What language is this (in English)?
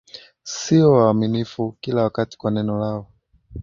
Swahili